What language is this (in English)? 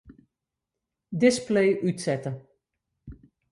Western Frisian